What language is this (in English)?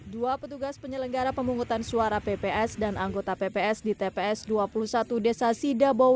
Indonesian